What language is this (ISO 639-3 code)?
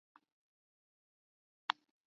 zho